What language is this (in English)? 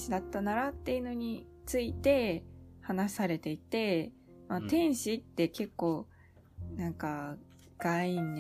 Japanese